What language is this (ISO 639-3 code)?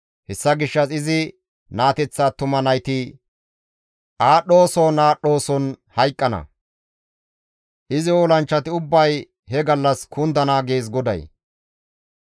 gmv